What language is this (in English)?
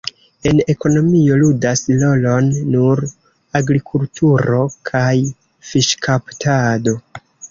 Esperanto